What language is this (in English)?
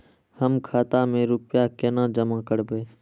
Maithili